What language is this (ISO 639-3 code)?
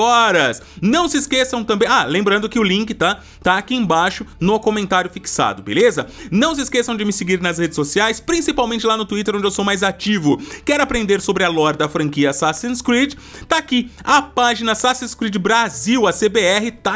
por